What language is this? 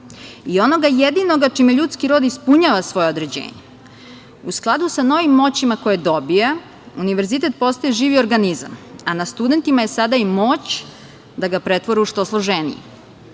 Serbian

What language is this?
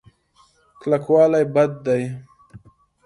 Pashto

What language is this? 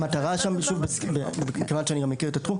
Hebrew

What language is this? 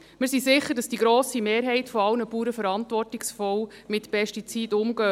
Swiss German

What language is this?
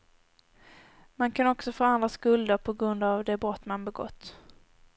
Swedish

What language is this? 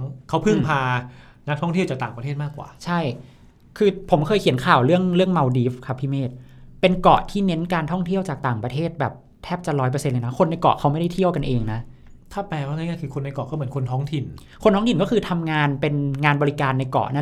Thai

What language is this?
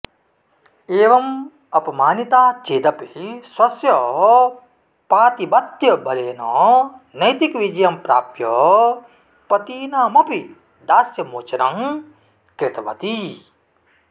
Sanskrit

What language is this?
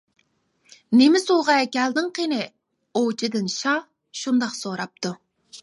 Uyghur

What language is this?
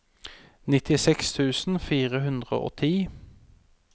Norwegian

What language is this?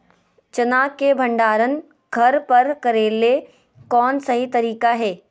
Magahi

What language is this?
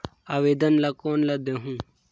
Chhattisgarhi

